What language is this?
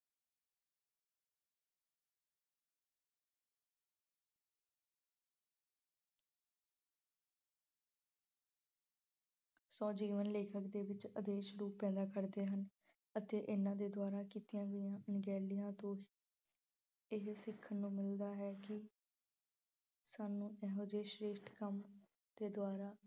Punjabi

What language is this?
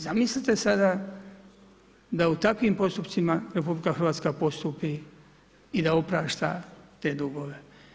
Croatian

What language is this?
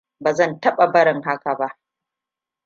Hausa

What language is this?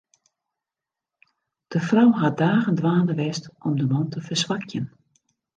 Western Frisian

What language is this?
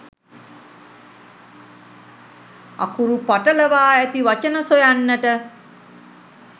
Sinhala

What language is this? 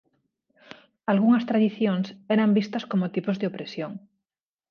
Galician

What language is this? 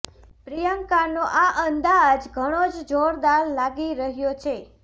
Gujarati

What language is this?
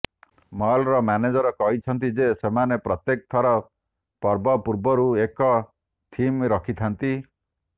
Odia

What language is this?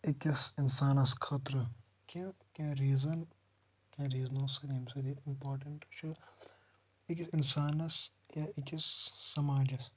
Kashmiri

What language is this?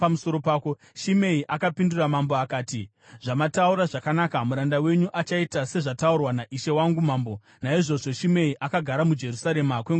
Shona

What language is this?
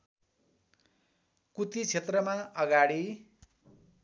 Nepali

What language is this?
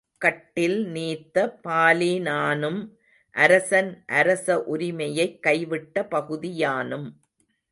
Tamil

